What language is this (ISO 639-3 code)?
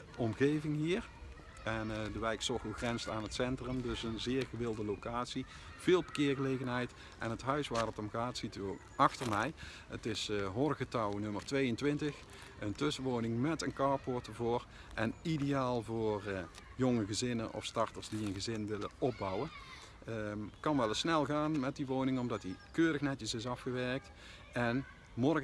nld